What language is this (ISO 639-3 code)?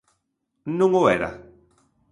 glg